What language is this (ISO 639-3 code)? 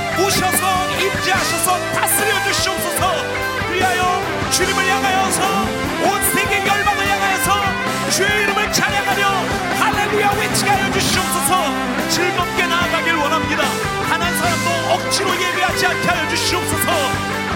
kor